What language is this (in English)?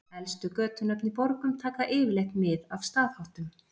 Icelandic